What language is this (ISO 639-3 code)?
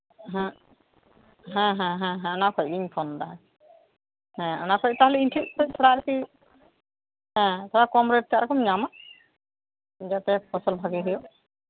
sat